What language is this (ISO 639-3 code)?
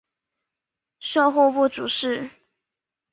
zho